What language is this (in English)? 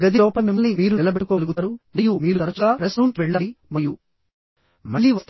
Telugu